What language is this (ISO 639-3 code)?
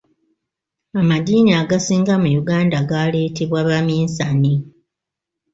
lug